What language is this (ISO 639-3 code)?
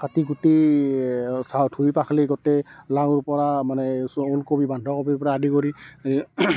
asm